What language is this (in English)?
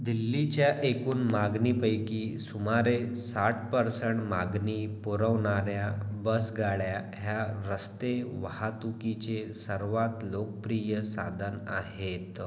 Marathi